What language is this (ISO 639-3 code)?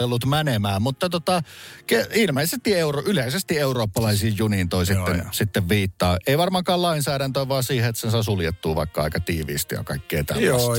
fin